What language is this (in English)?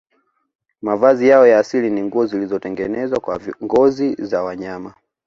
Swahili